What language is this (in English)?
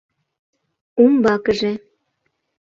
Mari